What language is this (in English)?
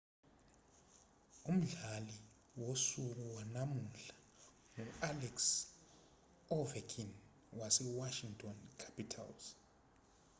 Zulu